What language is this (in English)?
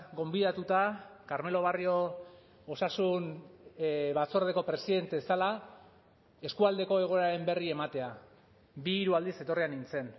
Basque